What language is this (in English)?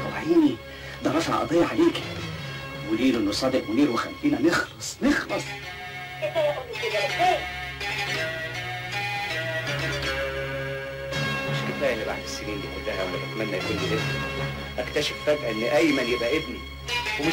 Arabic